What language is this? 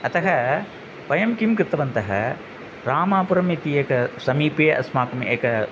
Sanskrit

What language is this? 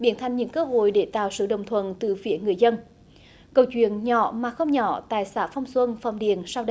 Vietnamese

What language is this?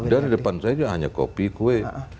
Indonesian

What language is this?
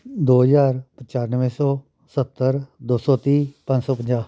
Punjabi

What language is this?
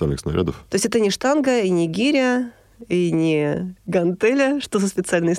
Russian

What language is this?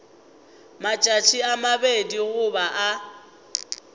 Northern Sotho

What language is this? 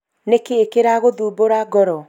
Kikuyu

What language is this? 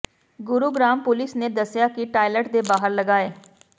Punjabi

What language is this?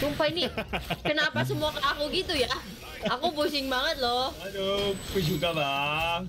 Indonesian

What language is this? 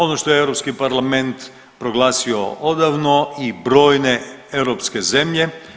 Croatian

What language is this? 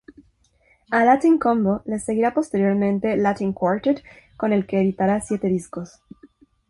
Spanish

